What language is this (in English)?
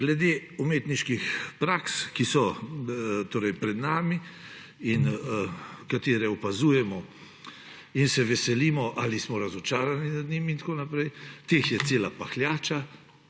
Slovenian